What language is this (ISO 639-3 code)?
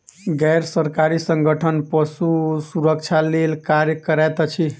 mai